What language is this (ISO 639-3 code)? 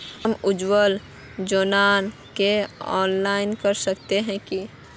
mag